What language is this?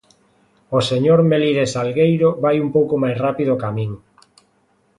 Galician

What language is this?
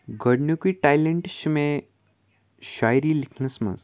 Kashmiri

